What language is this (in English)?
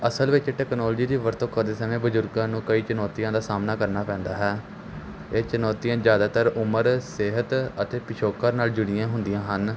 Punjabi